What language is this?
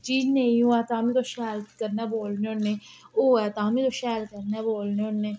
Dogri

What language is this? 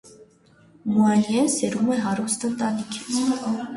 Armenian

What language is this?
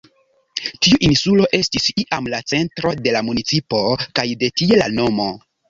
Esperanto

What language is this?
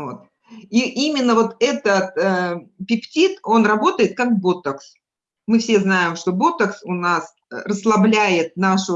Russian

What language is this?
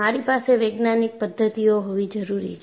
Gujarati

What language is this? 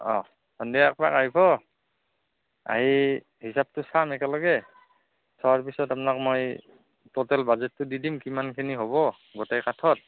Assamese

